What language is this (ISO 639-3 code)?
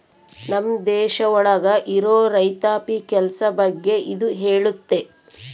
kan